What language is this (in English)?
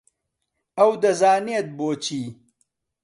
Central Kurdish